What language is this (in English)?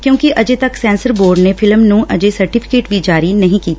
Punjabi